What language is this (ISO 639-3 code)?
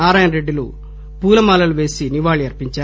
tel